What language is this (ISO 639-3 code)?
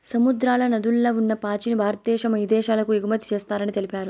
tel